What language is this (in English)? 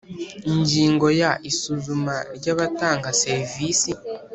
Kinyarwanda